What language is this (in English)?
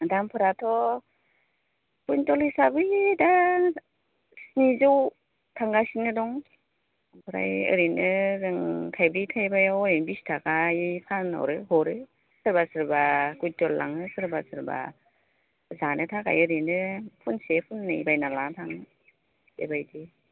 Bodo